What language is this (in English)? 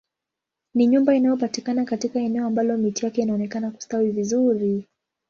Swahili